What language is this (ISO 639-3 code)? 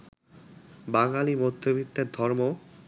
ben